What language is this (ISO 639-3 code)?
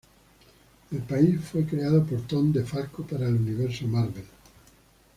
spa